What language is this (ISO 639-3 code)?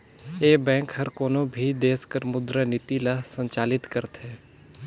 hne